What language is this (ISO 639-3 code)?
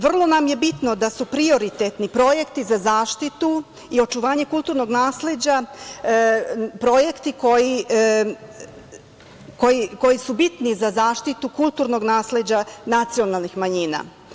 srp